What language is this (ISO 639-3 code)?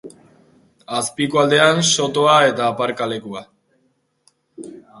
eus